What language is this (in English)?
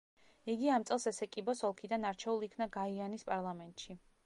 Georgian